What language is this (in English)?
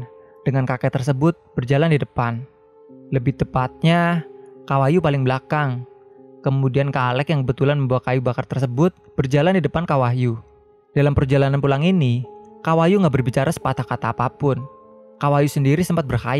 Indonesian